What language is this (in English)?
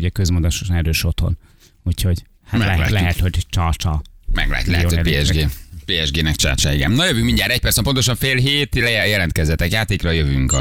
Hungarian